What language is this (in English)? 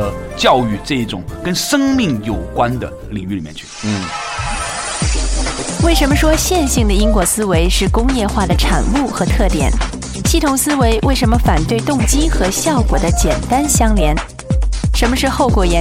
Chinese